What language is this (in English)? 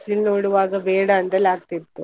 Kannada